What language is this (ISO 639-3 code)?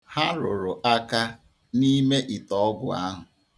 ibo